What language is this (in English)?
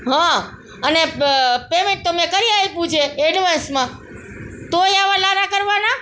Gujarati